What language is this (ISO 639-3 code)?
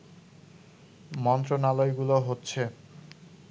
ben